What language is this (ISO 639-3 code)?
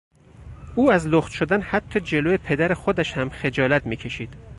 fas